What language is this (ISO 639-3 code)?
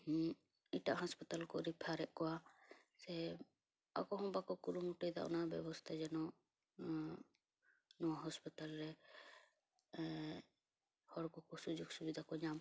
sat